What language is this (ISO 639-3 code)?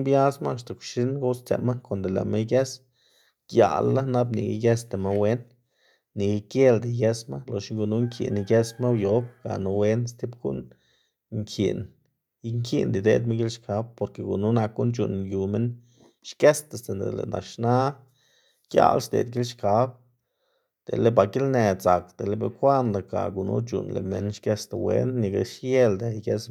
ztg